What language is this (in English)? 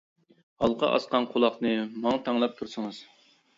Uyghur